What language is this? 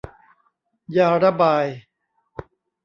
Thai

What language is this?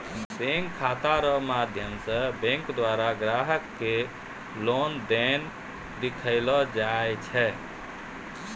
Maithili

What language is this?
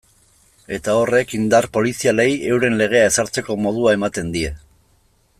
Basque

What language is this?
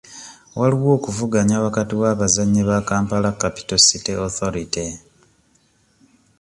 Ganda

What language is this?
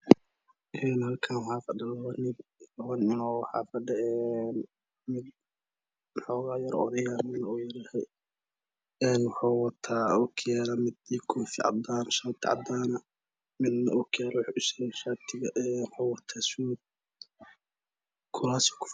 Somali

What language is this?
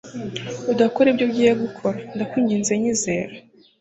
Kinyarwanda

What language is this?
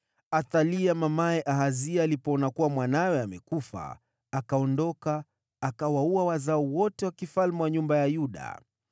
Swahili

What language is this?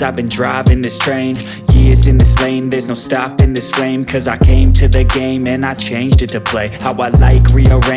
Indonesian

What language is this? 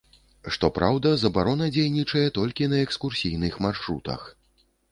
Belarusian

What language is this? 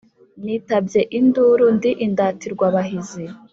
Kinyarwanda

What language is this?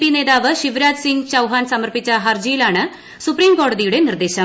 Malayalam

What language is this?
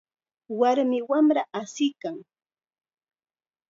Chiquián Ancash Quechua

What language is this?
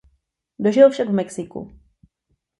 Czech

